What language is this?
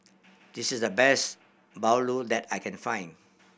English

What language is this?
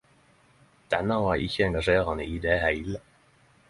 Norwegian Nynorsk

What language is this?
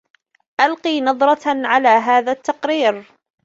Arabic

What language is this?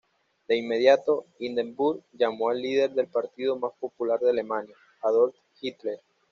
Spanish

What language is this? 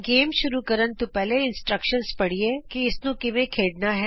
Punjabi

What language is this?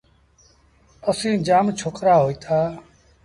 Sindhi Bhil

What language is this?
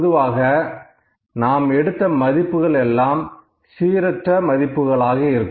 Tamil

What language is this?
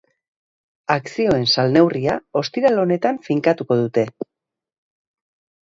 Basque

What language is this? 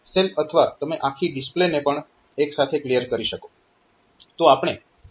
Gujarati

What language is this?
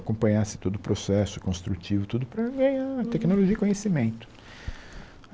Portuguese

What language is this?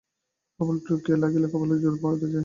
Bangla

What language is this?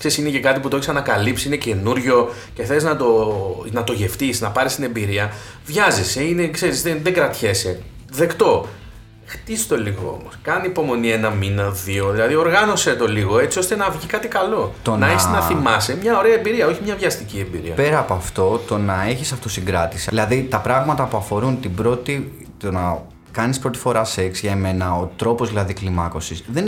Greek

